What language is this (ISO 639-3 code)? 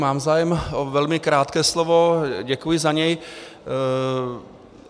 ces